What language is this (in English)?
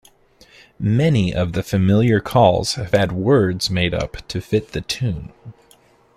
English